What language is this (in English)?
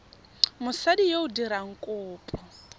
Tswana